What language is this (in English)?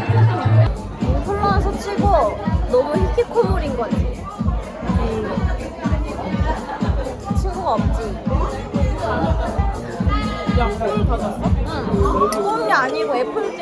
Korean